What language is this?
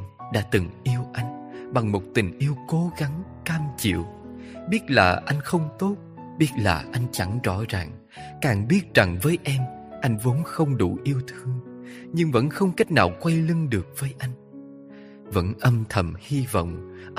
Vietnamese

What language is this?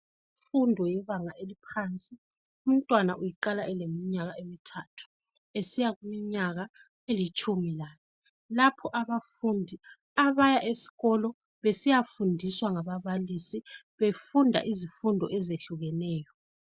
North Ndebele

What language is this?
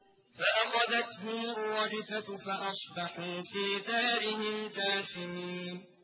Arabic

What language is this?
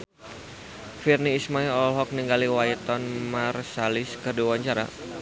Sundanese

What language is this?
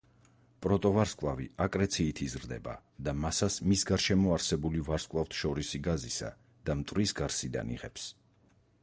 Georgian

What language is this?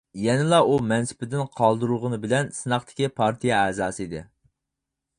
Uyghur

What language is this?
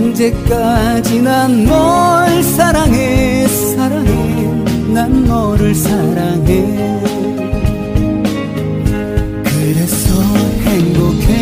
Korean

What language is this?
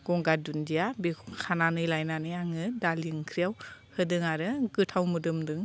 Bodo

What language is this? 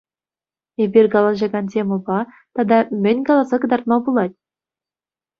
Chuvash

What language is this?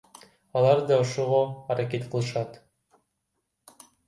Kyrgyz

